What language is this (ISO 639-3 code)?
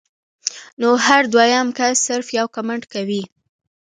pus